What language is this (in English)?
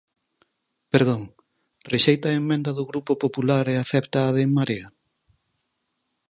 Galician